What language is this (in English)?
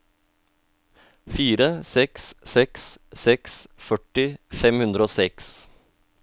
Norwegian